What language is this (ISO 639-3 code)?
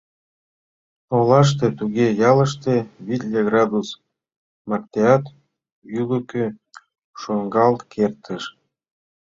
chm